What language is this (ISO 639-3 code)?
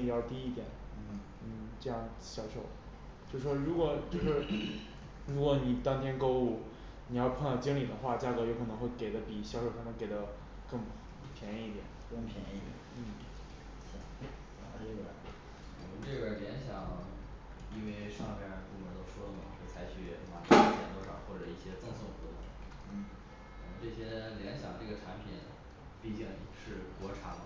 zho